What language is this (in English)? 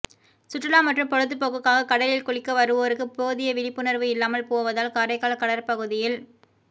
Tamil